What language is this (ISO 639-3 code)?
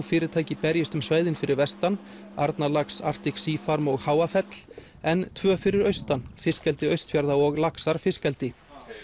isl